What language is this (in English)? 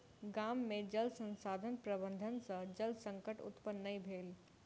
Maithili